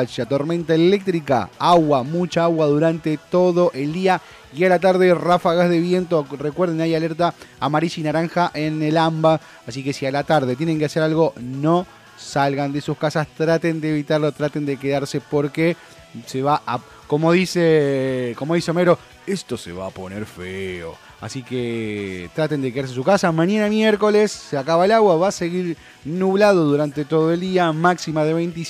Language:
Spanish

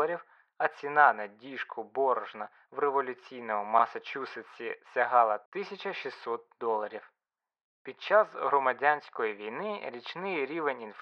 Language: Ukrainian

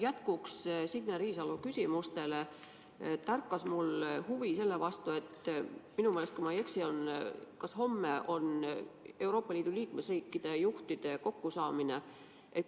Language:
Estonian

